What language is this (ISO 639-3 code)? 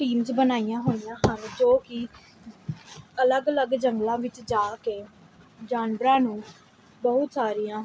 pan